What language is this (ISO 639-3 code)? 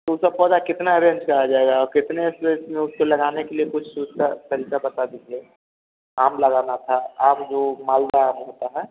hin